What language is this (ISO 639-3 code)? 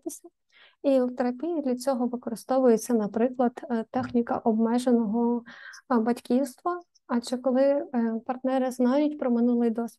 ukr